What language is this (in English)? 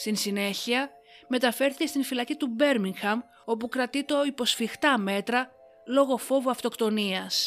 Greek